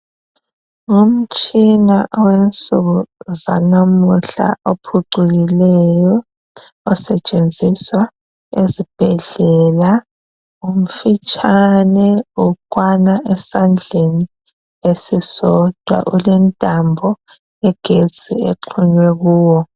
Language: North Ndebele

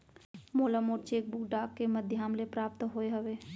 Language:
Chhattisgarhi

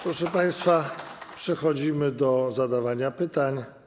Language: Polish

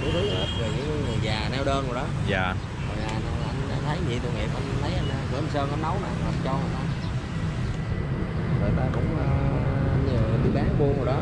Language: Vietnamese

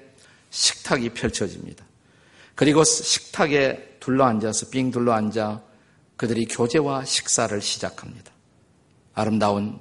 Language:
Korean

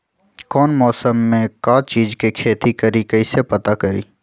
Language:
Magahi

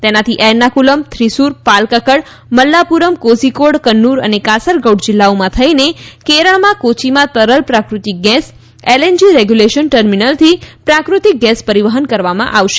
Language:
Gujarati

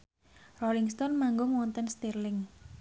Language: Javanese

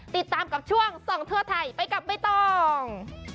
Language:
Thai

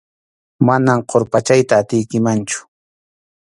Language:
Arequipa-La Unión Quechua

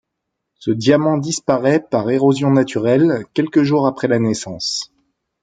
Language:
French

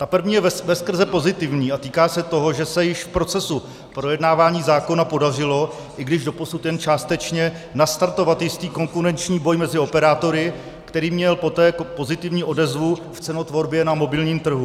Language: Czech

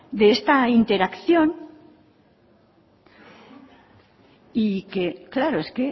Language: Spanish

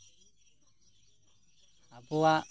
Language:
Santali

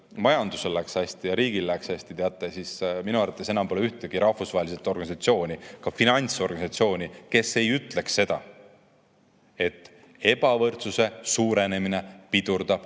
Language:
Estonian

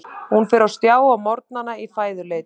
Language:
Icelandic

